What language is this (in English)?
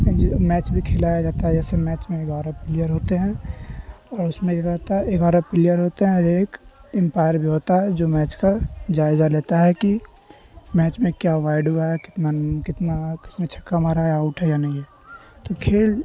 Urdu